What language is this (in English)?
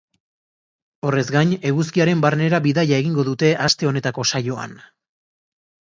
Basque